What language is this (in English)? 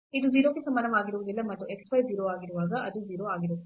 Kannada